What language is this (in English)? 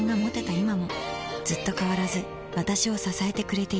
Japanese